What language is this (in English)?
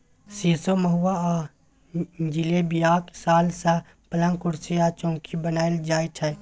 Maithili